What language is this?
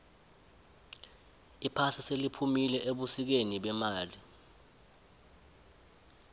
South Ndebele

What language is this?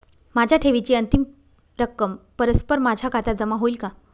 Marathi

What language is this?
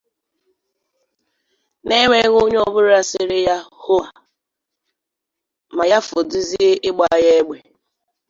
Igbo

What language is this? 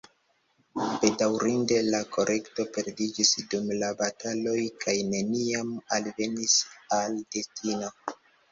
Esperanto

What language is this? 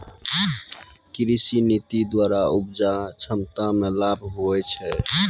Maithili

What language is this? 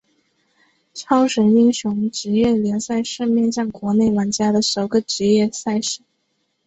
Chinese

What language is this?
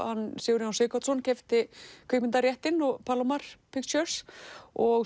Icelandic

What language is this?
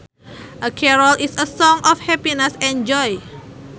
Sundanese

